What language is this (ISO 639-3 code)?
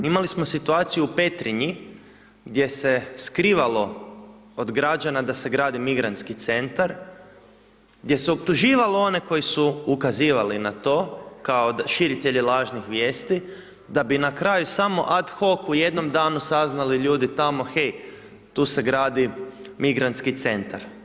hrv